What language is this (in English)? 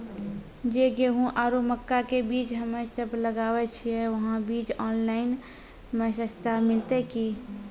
Maithili